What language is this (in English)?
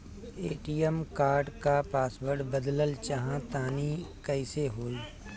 Bhojpuri